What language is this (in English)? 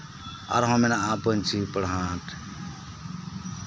Santali